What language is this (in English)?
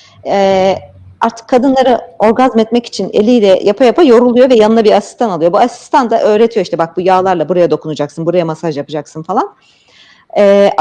Turkish